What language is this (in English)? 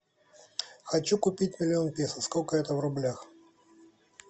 Russian